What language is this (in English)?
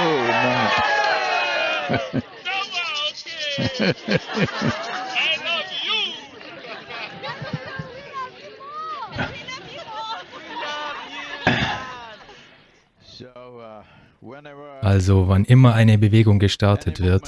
German